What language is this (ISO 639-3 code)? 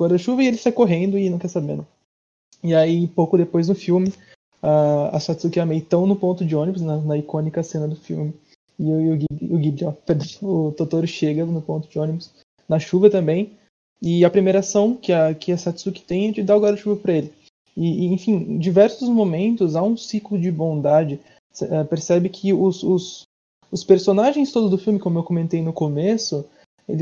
por